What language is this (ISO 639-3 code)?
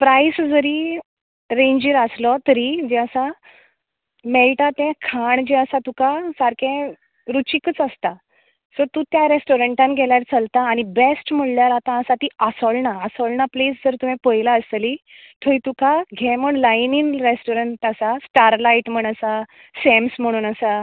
kok